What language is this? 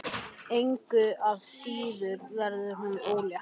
Icelandic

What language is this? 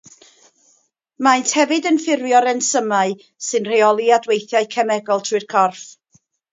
Welsh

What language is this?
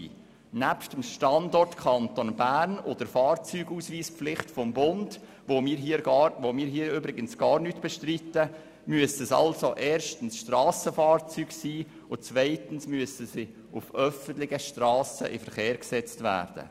Swiss German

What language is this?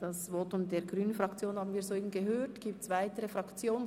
Swiss German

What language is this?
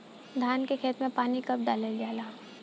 Bhojpuri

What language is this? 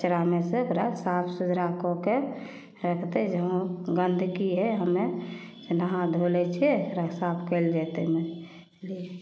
Maithili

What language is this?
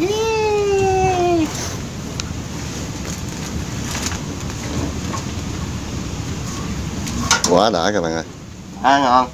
Vietnamese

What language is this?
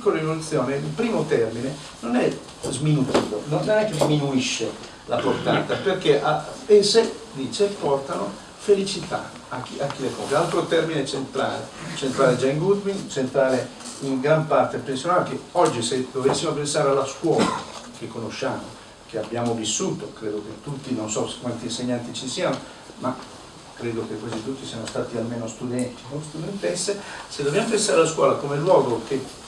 Italian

